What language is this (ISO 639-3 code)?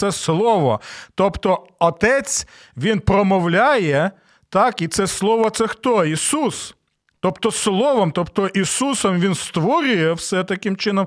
ukr